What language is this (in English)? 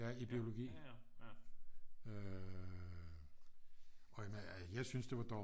Danish